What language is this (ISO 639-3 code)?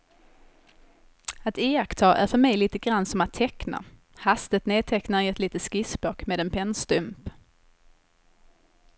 swe